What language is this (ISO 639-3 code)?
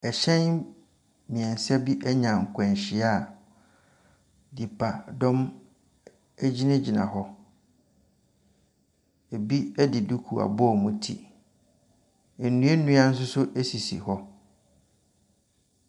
aka